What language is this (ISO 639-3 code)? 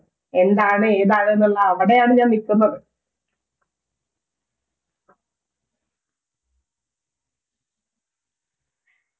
mal